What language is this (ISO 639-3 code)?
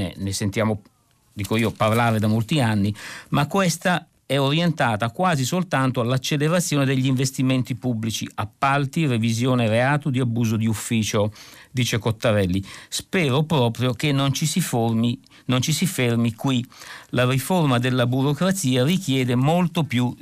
ita